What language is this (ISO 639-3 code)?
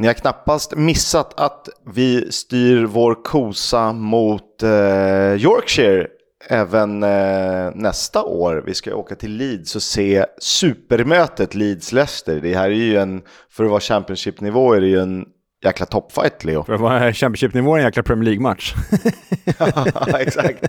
swe